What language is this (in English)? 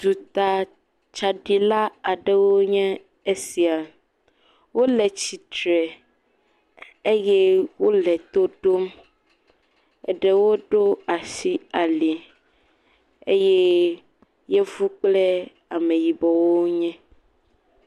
Ewe